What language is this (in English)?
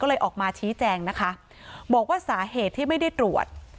Thai